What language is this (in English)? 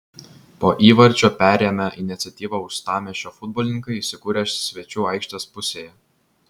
Lithuanian